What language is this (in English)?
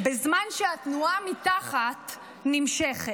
Hebrew